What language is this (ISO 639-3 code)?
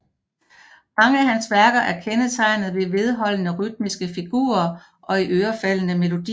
dan